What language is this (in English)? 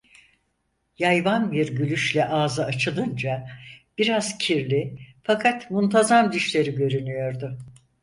Turkish